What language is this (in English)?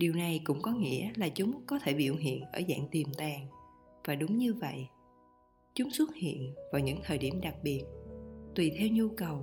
Vietnamese